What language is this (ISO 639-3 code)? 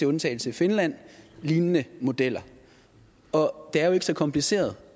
dan